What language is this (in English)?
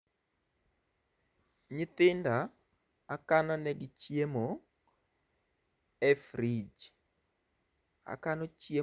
Luo (Kenya and Tanzania)